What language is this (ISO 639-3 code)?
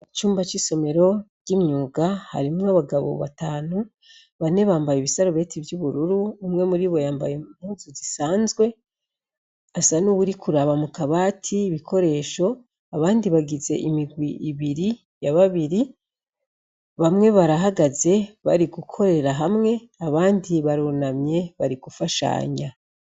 run